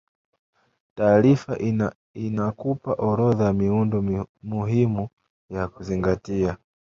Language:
Swahili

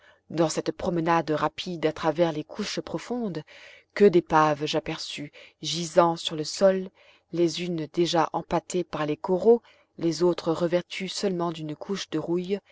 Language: French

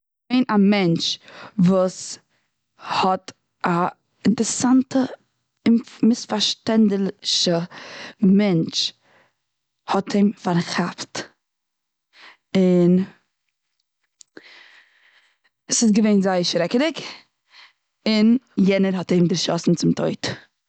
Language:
Yiddish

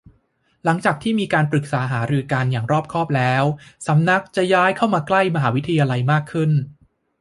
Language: Thai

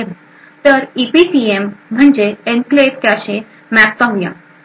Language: Marathi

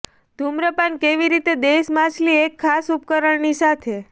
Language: Gujarati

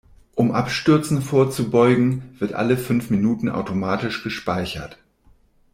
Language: German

